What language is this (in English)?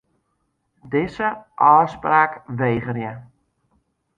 Western Frisian